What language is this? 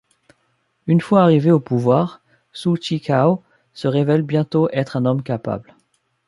French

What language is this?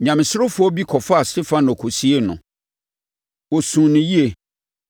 Akan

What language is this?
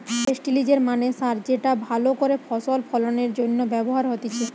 Bangla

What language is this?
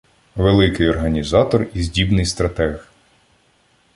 Ukrainian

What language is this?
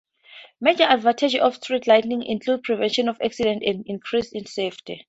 English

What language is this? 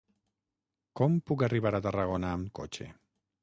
Catalan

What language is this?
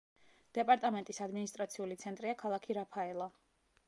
Georgian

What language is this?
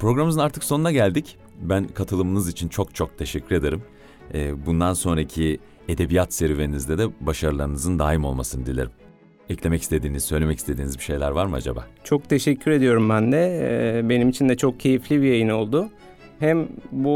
Turkish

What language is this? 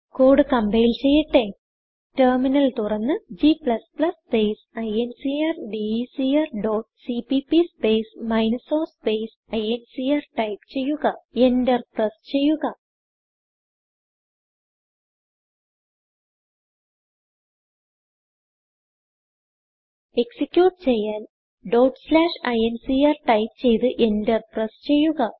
Malayalam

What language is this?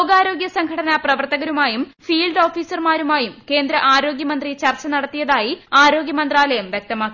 Malayalam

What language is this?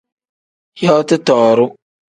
Tem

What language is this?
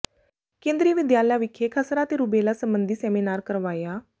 Punjabi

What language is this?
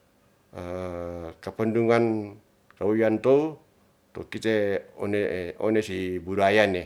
Ratahan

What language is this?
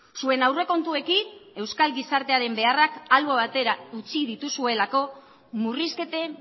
Basque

